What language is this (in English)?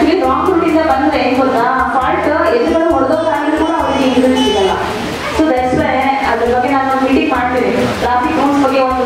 Korean